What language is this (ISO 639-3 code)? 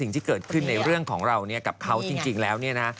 tha